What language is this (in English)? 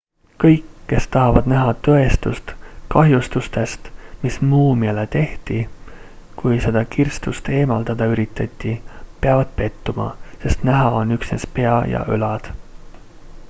Estonian